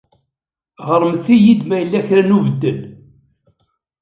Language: Kabyle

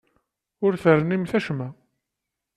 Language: Kabyle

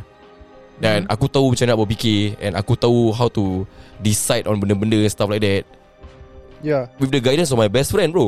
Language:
Malay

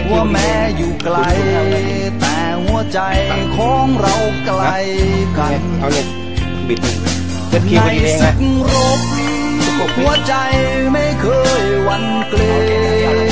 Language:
Thai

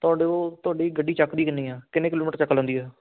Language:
Punjabi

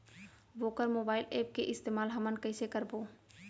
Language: Chhattisgarhi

